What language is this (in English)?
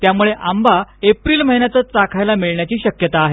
Marathi